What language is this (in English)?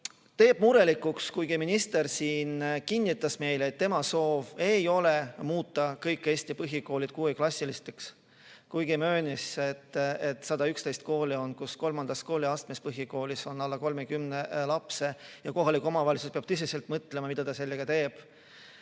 Estonian